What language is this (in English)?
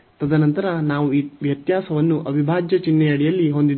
Kannada